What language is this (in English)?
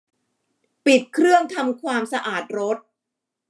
Thai